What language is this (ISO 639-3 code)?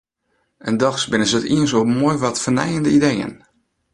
fry